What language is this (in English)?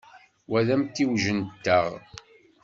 Kabyle